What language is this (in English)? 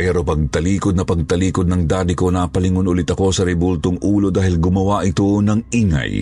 Filipino